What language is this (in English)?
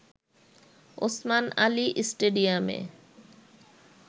Bangla